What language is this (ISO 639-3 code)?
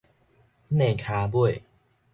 nan